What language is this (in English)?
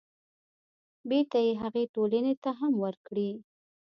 Pashto